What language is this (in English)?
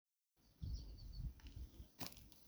Somali